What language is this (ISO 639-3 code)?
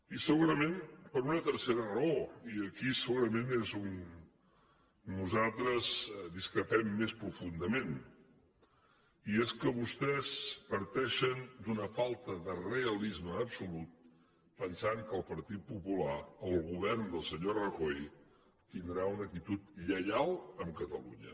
cat